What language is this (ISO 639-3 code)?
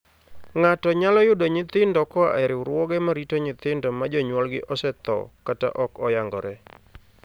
luo